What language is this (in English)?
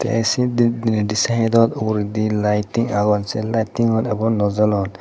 Chakma